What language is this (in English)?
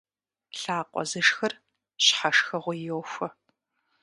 Kabardian